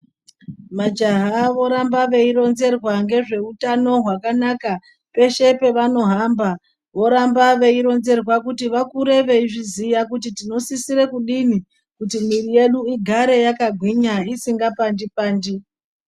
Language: Ndau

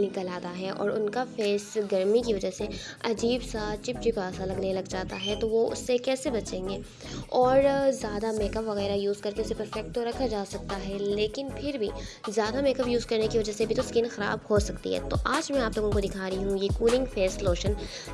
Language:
Urdu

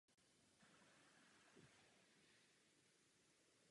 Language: Czech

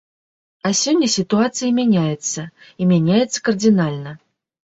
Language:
Belarusian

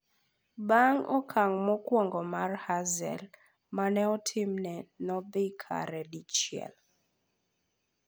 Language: Luo (Kenya and Tanzania)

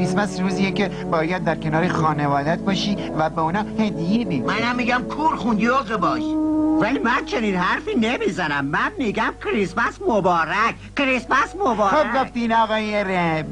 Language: Persian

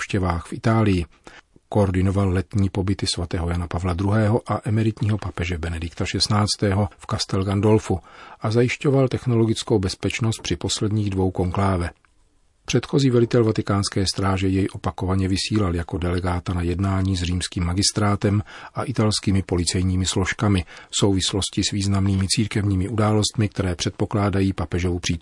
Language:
Czech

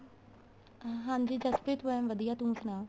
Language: Punjabi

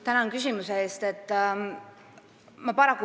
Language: Estonian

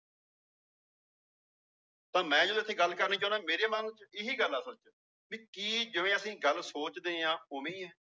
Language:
Punjabi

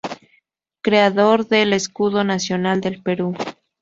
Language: Spanish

